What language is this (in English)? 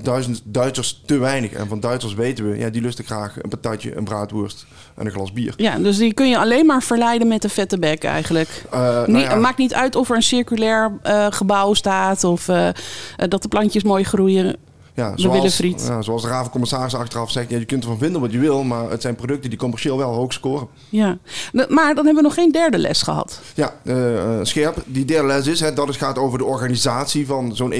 Dutch